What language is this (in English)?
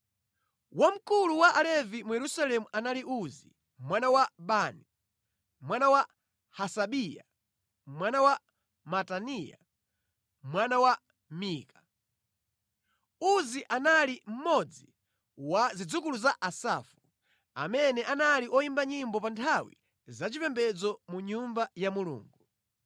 Nyanja